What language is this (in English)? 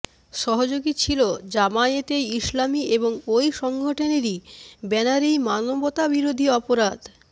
Bangla